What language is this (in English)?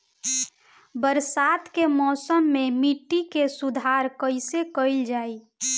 Bhojpuri